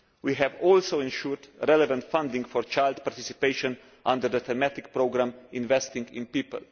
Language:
English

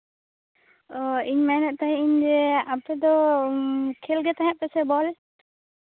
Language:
Santali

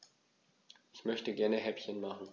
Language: German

